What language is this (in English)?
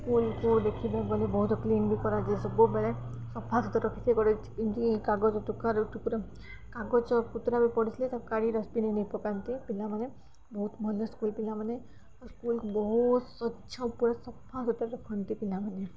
Odia